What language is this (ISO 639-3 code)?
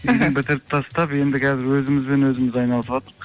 kaz